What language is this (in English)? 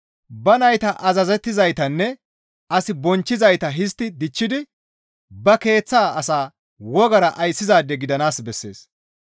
Gamo